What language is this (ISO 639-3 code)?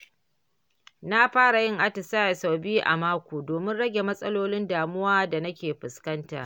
hau